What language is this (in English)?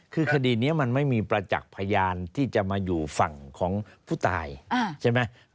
Thai